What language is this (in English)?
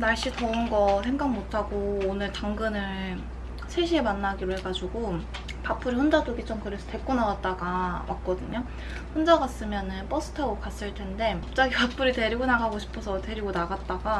Korean